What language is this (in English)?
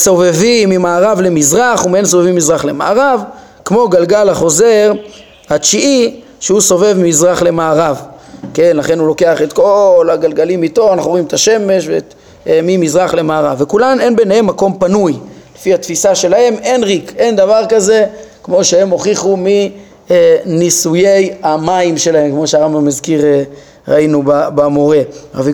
Hebrew